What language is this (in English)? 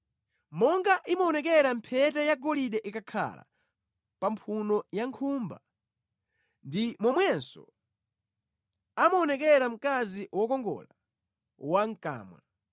Nyanja